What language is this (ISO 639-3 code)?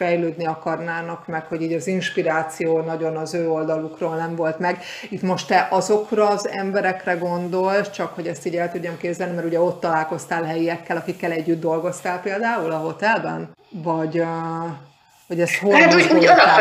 hun